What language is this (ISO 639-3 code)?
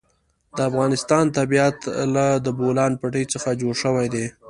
pus